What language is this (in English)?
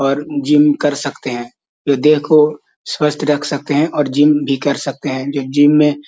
Magahi